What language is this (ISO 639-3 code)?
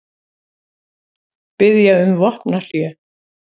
isl